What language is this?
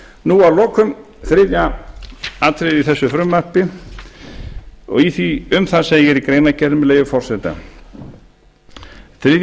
Icelandic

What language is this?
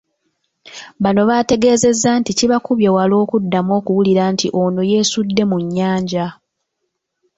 Ganda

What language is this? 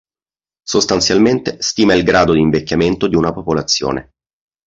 Italian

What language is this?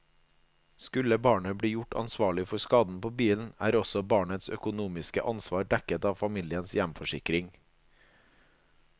Norwegian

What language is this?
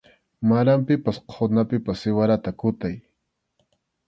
Arequipa-La Unión Quechua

